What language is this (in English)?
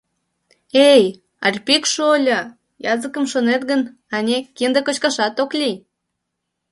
Mari